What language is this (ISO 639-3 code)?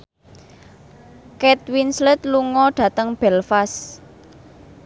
jav